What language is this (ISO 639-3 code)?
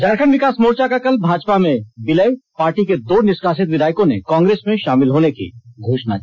hin